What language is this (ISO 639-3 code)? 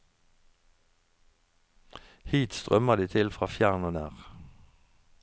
nor